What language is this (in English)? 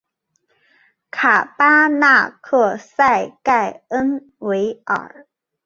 Chinese